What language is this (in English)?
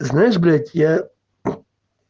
Russian